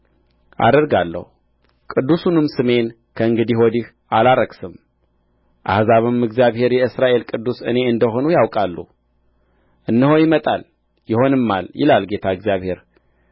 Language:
Amharic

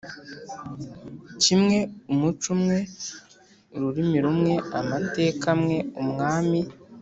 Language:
Kinyarwanda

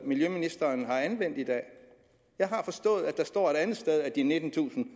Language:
Danish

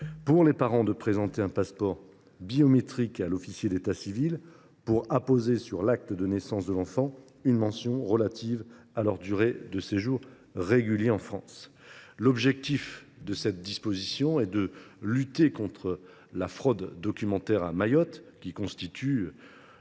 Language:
French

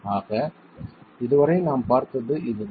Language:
Tamil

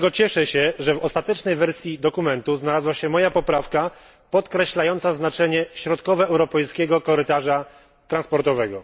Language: Polish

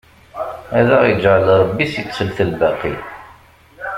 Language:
Kabyle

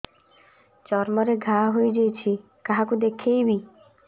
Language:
Odia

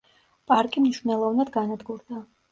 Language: Georgian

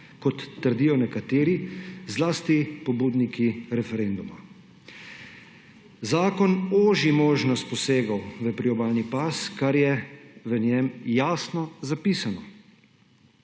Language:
Slovenian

